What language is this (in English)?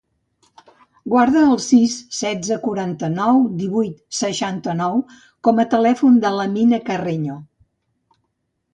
Catalan